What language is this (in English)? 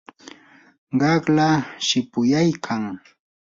Yanahuanca Pasco Quechua